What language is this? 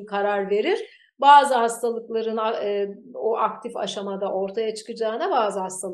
Turkish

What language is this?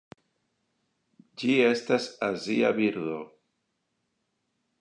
Esperanto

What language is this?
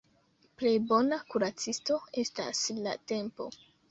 Esperanto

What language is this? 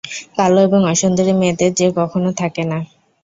Bangla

